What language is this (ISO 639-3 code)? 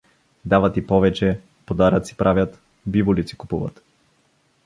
bul